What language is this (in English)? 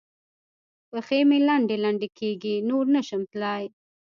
Pashto